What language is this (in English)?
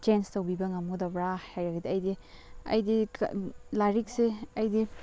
Manipuri